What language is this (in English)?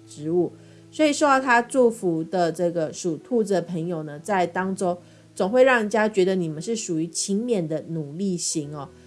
Chinese